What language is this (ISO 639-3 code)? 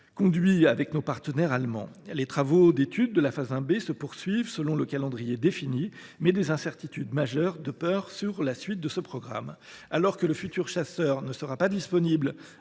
fra